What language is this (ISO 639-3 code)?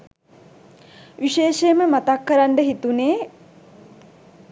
sin